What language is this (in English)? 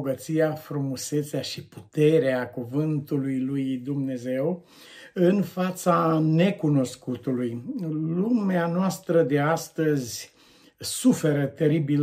Romanian